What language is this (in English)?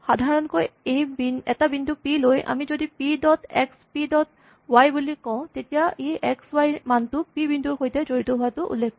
Assamese